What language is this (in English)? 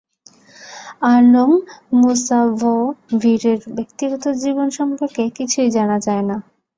Bangla